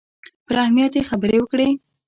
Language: Pashto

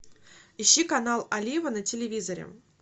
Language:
Russian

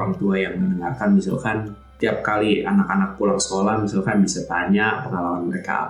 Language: Indonesian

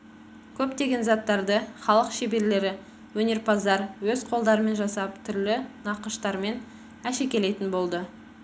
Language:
Kazakh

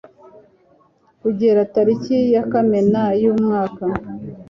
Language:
Kinyarwanda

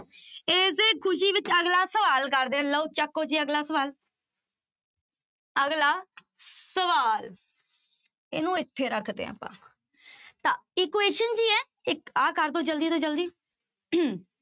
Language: Punjabi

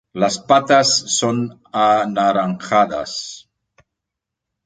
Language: Spanish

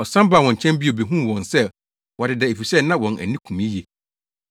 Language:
Akan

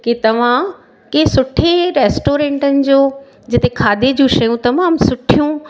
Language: Sindhi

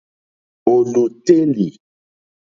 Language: Mokpwe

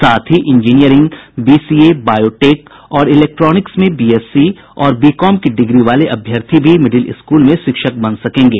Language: Hindi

